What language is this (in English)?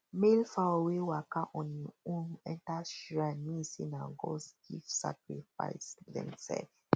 Nigerian Pidgin